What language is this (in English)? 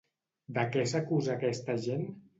Catalan